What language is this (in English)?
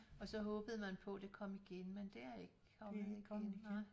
Danish